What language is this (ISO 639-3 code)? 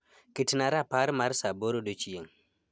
luo